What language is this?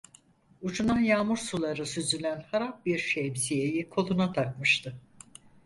Turkish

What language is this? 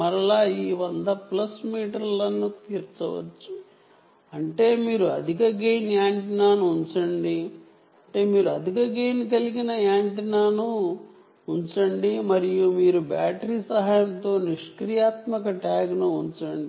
Telugu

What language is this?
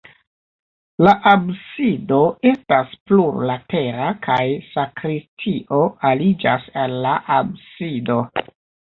Esperanto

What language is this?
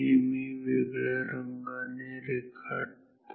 Marathi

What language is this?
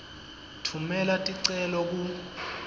Swati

